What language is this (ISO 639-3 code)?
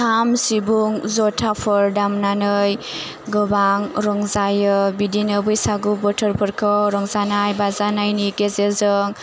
brx